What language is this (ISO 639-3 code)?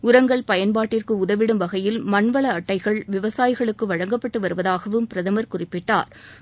tam